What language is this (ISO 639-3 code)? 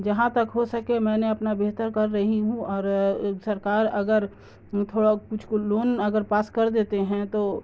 urd